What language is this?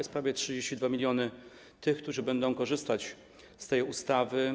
Polish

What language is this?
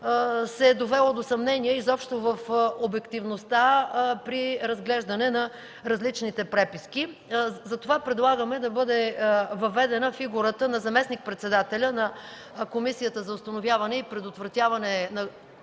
Bulgarian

